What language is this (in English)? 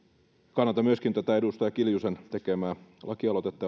Finnish